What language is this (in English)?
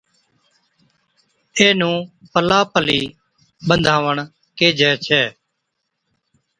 Od